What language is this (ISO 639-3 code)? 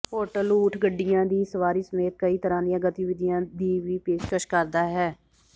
pan